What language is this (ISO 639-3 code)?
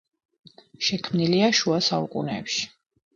kat